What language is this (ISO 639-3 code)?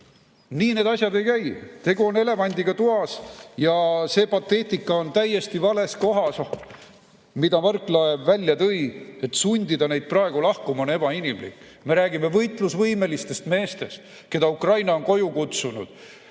est